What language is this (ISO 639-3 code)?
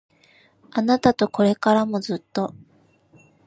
jpn